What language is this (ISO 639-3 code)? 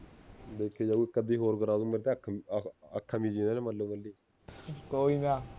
pan